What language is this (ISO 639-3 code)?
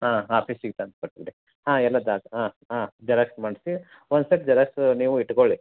kan